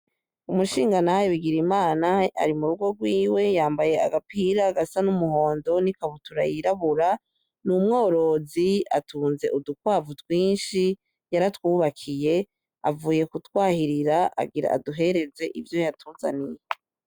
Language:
Rundi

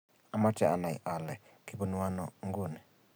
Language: Kalenjin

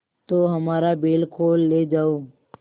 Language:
Hindi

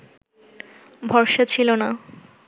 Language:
Bangla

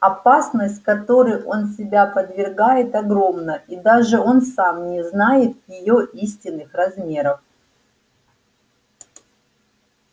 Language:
Russian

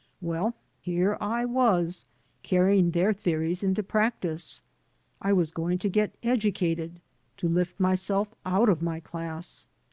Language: English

